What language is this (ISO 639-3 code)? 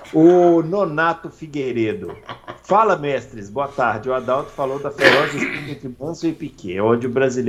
por